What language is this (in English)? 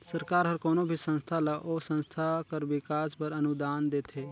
Chhattisgarhi